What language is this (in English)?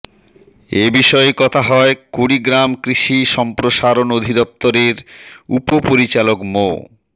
Bangla